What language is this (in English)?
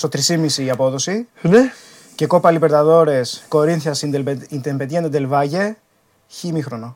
Greek